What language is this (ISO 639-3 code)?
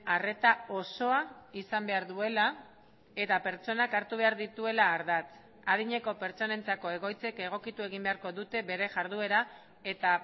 eus